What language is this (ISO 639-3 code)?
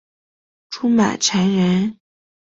zho